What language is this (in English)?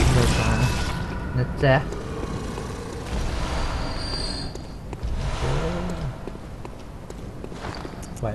Thai